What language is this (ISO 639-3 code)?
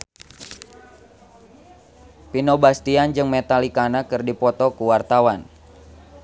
sun